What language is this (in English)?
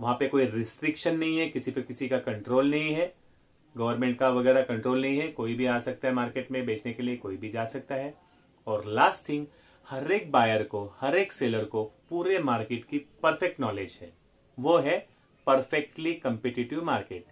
Hindi